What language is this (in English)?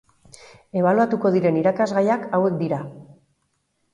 Basque